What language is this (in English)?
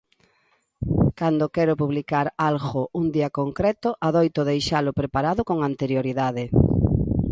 Galician